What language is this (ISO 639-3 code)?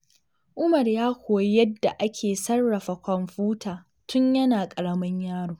hau